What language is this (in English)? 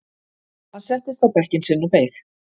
Icelandic